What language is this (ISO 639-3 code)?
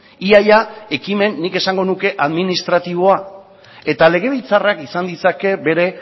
eus